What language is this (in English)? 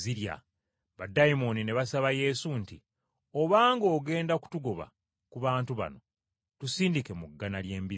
Ganda